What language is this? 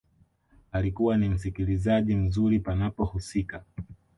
Swahili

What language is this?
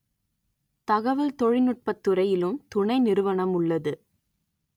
Tamil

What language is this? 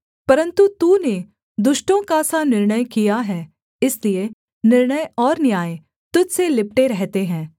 Hindi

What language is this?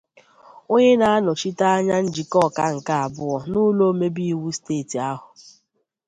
Igbo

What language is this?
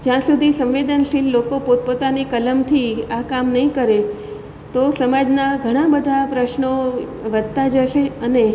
Gujarati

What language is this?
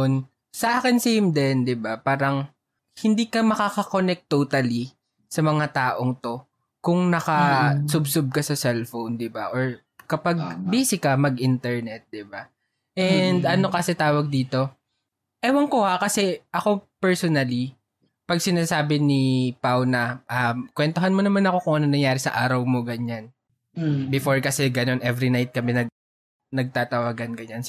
Filipino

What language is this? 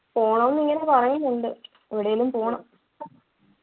Malayalam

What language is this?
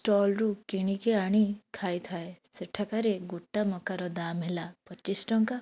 Odia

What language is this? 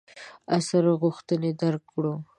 Pashto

